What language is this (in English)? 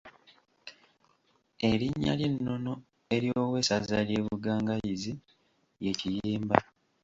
Ganda